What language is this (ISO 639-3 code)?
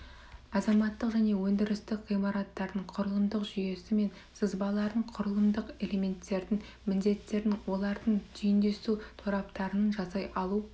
kaz